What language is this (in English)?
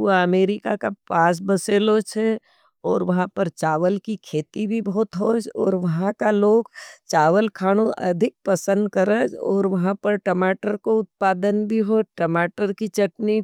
Nimadi